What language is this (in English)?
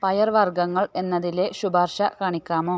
Malayalam